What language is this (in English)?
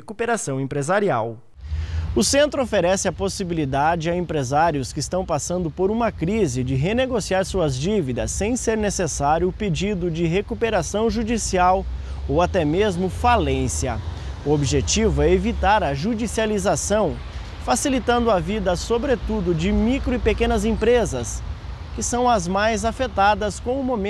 Portuguese